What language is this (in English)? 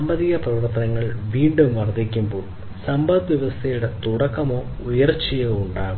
Malayalam